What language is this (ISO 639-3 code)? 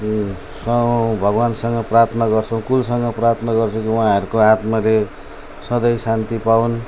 nep